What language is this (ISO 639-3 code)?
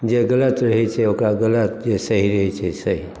mai